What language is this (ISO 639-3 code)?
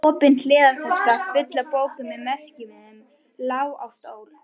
isl